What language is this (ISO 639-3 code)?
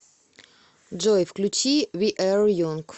rus